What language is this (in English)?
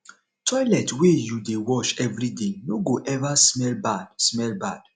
Nigerian Pidgin